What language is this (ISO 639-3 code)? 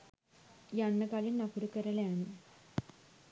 sin